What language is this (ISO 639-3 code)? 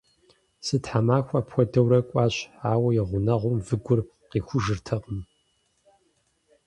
kbd